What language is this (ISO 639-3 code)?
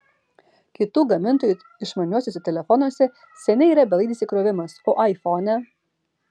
lit